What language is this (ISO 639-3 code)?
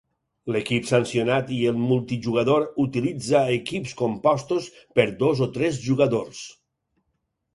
cat